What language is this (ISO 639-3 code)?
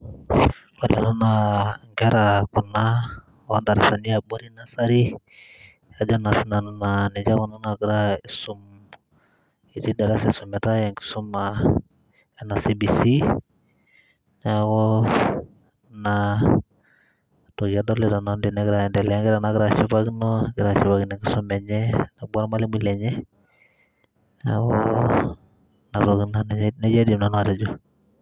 mas